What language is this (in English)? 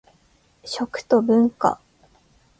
Japanese